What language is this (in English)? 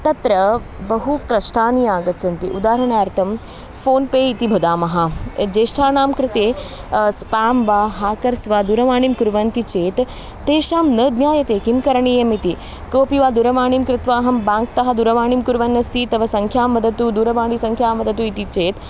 Sanskrit